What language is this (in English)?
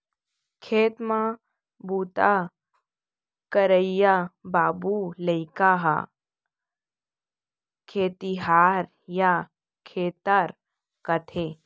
Chhattisgarhi